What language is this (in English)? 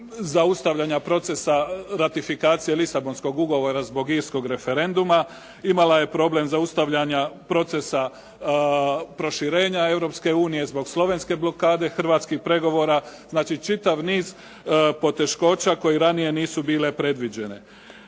Croatian